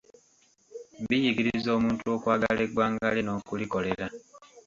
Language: Ganda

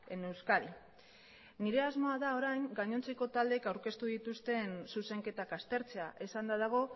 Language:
Basque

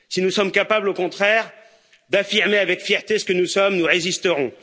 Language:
French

